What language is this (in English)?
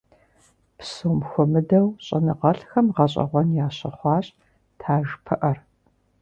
Kabardian